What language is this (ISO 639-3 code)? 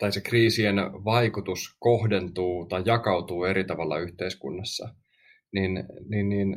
fin